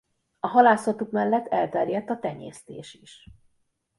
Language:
Hungarian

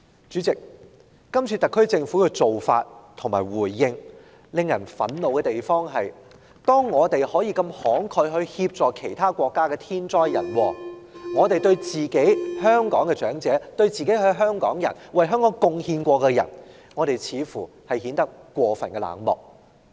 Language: Cantonese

